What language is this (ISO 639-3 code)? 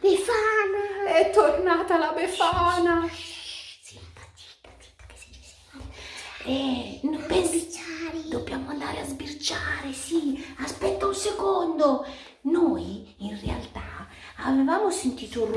ita